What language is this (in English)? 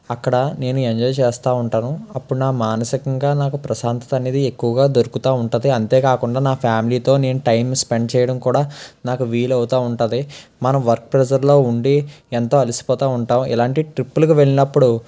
Telugu